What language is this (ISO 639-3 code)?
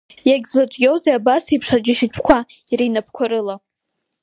abk